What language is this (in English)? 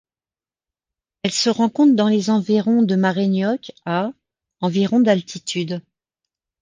French